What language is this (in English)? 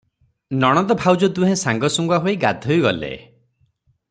Odia